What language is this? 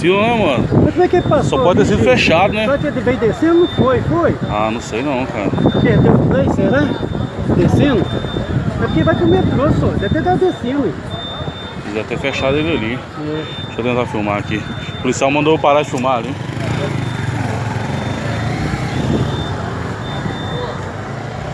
Portuguese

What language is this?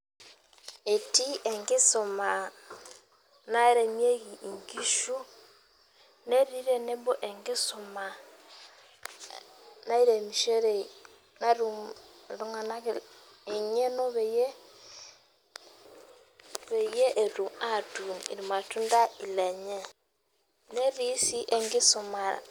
Masai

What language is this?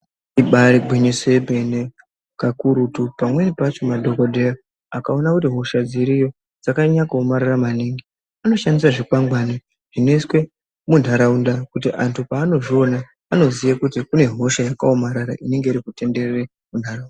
Ndau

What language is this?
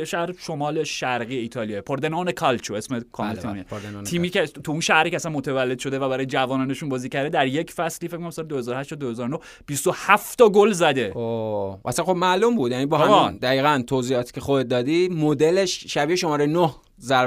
Persian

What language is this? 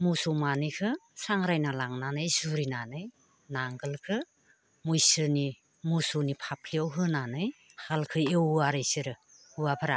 Bodo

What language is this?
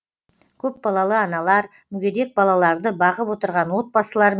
Kazakh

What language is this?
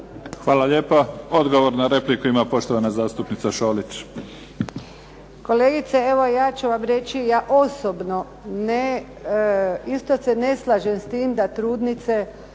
Croatian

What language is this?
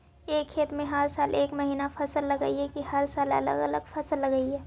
Magahi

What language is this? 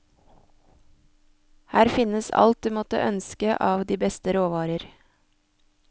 Norwegian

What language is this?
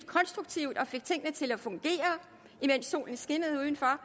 Danish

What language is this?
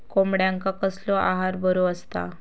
Marathi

